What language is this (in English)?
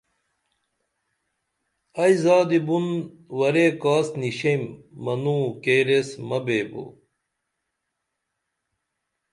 Dameli